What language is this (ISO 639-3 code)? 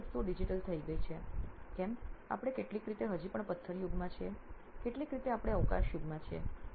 guj